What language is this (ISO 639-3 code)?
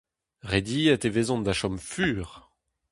bre